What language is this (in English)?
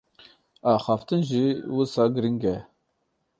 Kurdish